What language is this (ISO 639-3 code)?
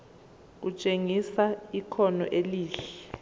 zul